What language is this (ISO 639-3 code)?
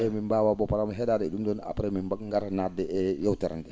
ful